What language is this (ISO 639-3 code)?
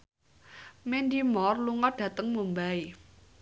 jav